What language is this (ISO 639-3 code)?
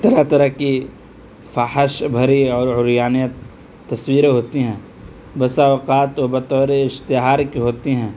urd